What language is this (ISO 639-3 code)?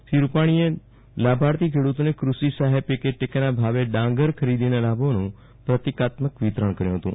guj